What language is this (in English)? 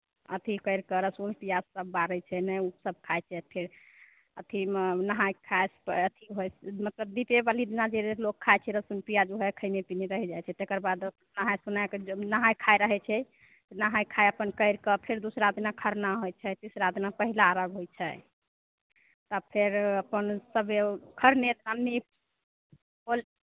Maithili